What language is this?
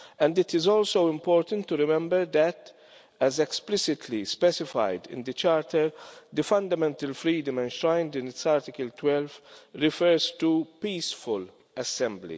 English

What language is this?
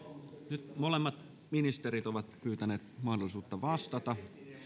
Finnish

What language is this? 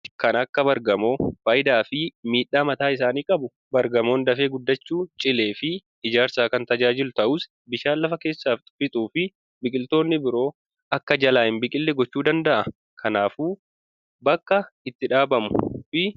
Oromo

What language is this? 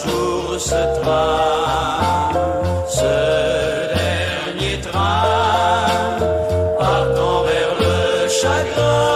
French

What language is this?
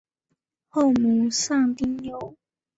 Chinese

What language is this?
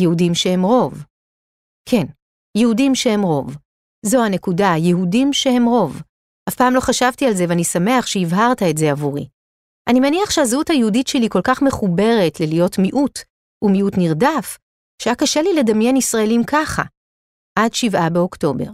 Hebrew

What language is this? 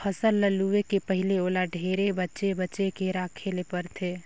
Chhattisgarhi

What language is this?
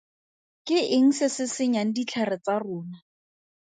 Tswana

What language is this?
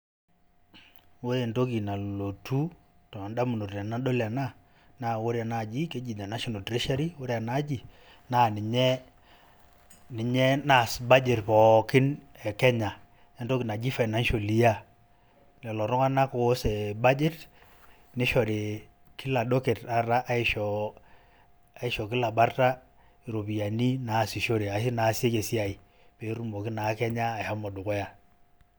Masai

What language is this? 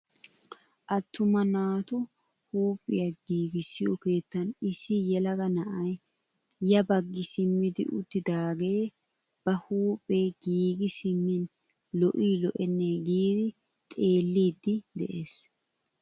Wolaytta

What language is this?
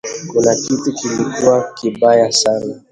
Swahili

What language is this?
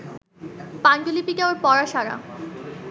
Bangla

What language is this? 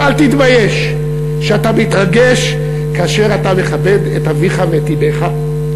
Hebrew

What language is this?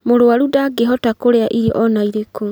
Kikuyu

